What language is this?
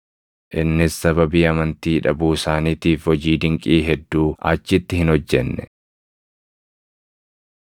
Oromo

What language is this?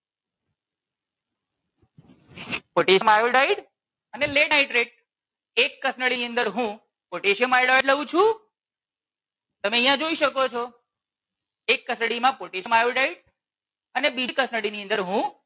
Gujarati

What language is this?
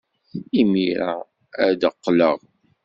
Kabyle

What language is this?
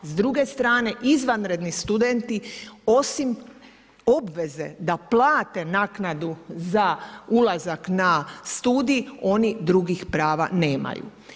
Croatian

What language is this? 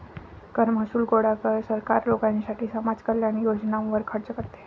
Marathi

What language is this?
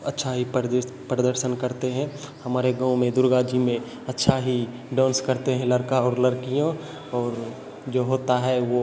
Hindi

